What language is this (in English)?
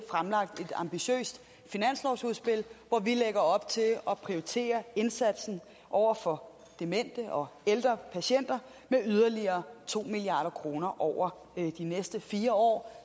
Danish